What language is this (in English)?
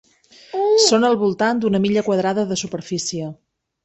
Catalan